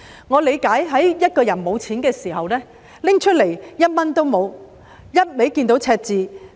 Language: Cantonese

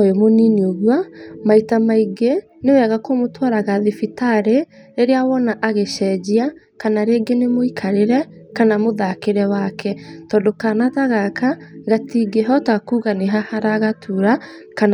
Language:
Kikuyu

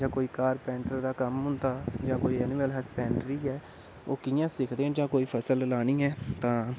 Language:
Dogri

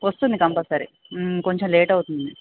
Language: Telugu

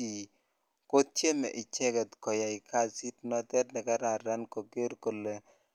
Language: Kalenjin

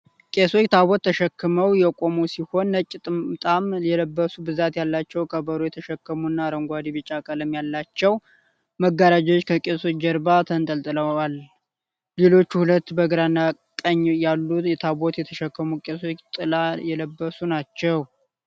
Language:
Amharic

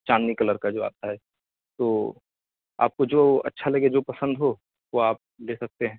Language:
Urdu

